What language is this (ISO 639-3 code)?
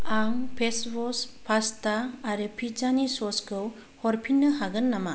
brx